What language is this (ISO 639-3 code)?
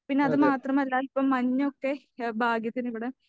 mal